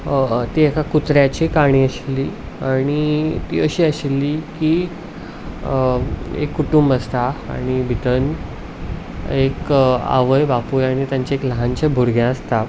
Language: Konkani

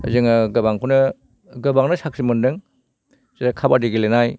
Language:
Bodo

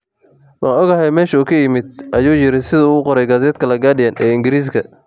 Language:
Somali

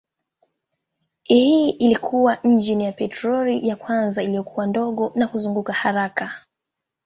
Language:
Swahili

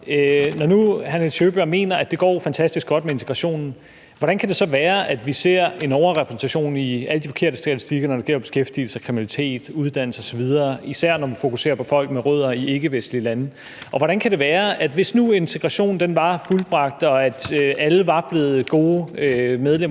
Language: Danish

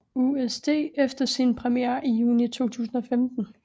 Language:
Danish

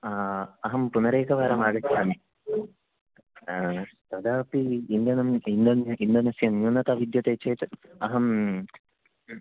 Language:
Sanskrit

